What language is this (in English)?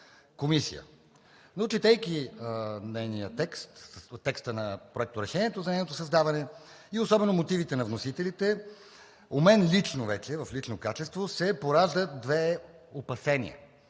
Bulgarian